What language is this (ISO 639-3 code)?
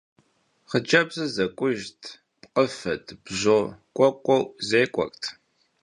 kbd